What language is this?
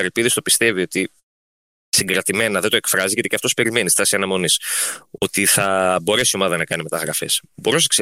Greek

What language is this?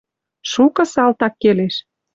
Western Mari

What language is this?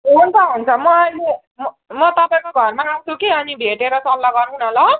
Nepali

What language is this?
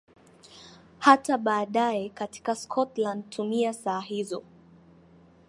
Swahili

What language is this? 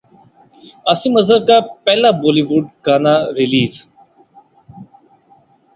Urdu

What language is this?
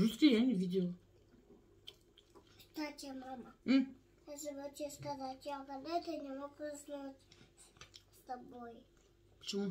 Russian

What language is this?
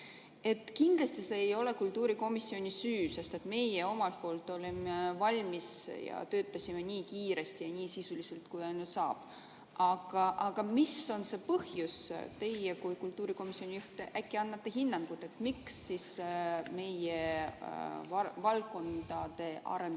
Estonian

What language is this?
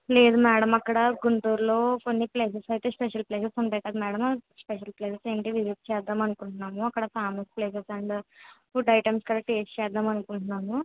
Telugu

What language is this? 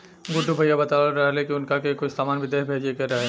Bhojpuri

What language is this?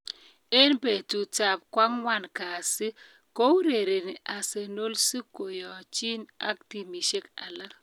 Kalenjin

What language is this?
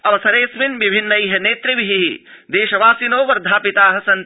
Sanskrit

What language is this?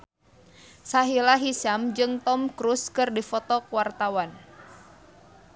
Sundanese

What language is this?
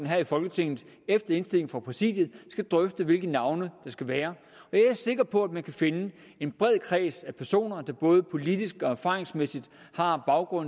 Danish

